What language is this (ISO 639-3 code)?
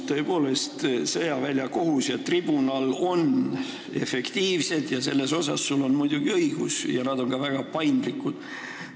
est